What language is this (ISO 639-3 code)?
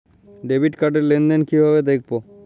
ben